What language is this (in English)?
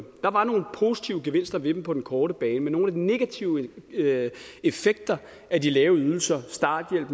Danish